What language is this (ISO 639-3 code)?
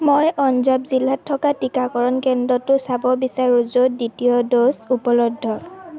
asm